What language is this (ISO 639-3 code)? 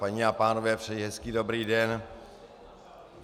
ces